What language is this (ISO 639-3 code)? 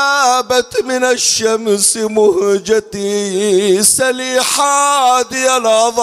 ara